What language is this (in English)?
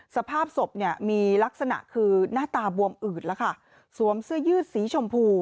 Thai